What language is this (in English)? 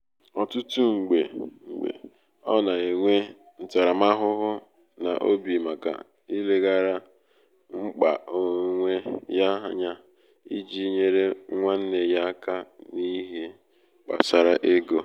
Igbo